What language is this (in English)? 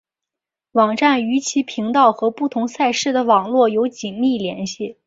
Chinese